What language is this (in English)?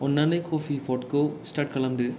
Bodo